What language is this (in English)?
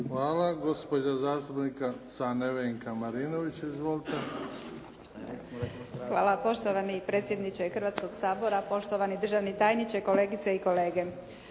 Croatian